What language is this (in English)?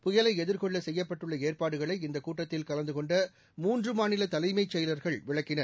Tamil